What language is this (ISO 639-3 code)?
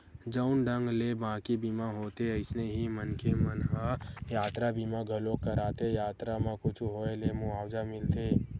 hne